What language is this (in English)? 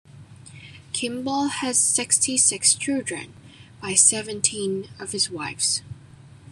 English